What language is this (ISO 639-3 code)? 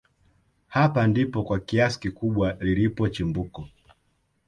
swa